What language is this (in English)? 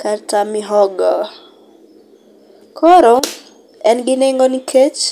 Luo (Kenya and Tanzania)